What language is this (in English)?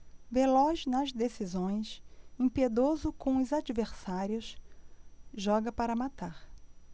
Portuguese